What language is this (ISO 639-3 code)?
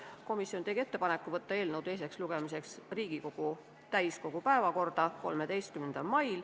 est